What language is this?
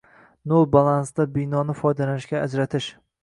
Uzbek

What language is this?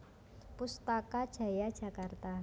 Javanese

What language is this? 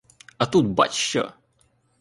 Ukrainian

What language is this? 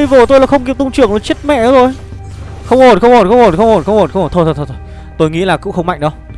Vietnamese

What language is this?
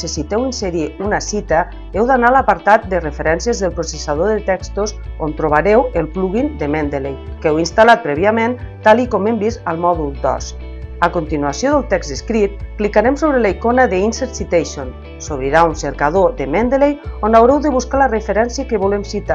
Catalan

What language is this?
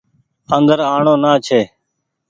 Goaria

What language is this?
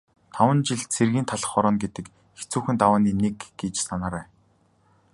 Mongolian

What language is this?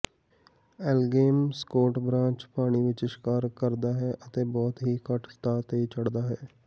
Punjabi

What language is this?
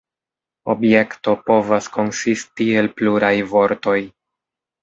Esperanto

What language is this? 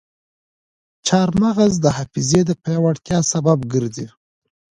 Pashto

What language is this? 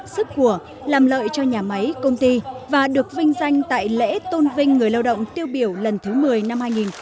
Vietnamese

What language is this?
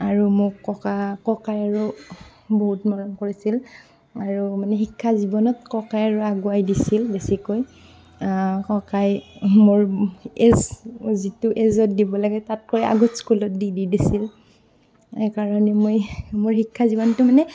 Assamese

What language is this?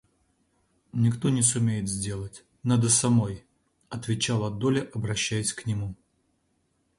Russian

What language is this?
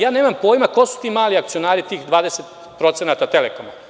Serbian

